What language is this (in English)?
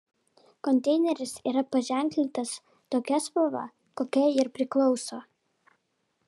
Lithuanian